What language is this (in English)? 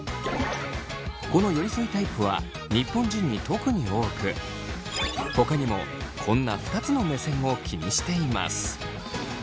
Japanese